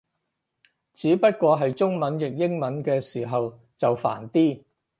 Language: Cantonese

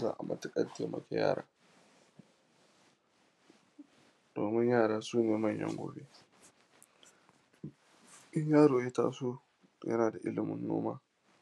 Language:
Hausa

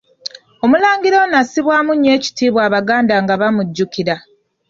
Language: Ganda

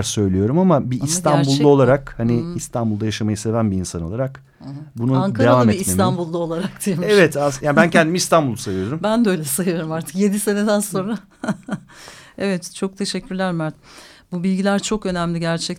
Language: Turkish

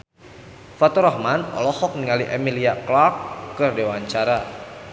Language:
Sundanese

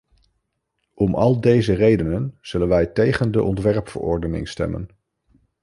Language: Dutch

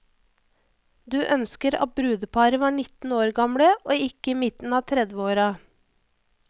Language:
Norwegian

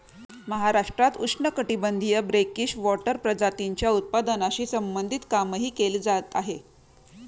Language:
Marathi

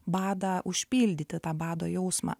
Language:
Lithuanian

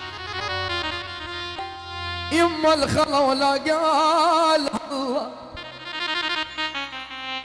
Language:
Arabic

